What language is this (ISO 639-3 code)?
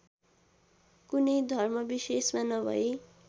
nep